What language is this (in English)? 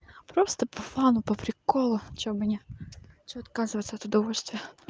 Russian